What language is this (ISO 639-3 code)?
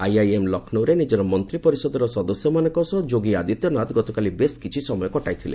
ori